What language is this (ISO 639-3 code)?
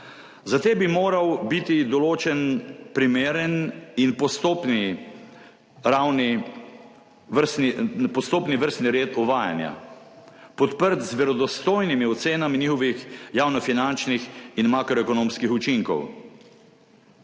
slv